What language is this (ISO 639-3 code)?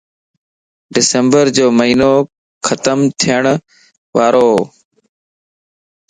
lss